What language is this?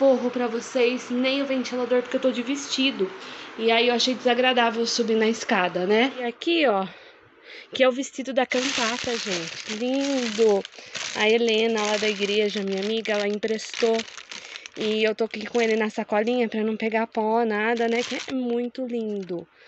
Portuguese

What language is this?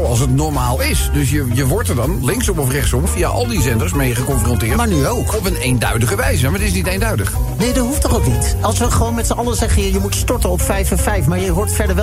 Dutch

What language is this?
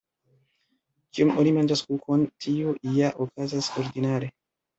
Esperanto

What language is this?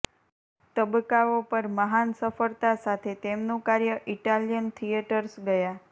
Gujarati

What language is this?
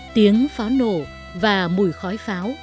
Vietnamese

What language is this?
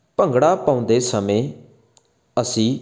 Punjabi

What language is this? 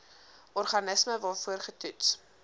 Afrikaans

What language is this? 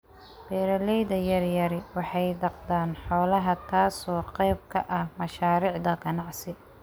Somali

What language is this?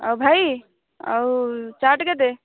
Odia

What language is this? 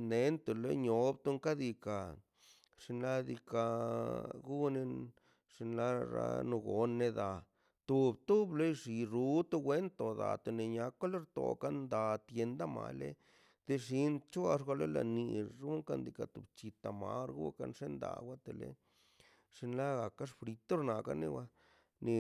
Mazaltepec Zapotec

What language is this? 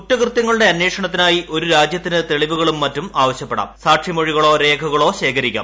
Malayalam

